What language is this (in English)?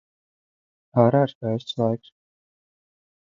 Latvian